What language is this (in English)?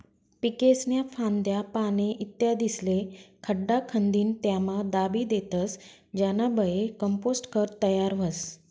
Marathi